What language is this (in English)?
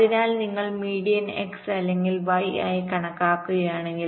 Malayalam